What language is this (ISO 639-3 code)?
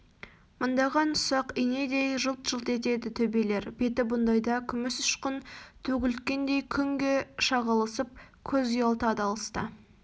kaz